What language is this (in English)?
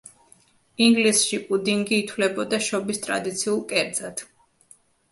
Georgian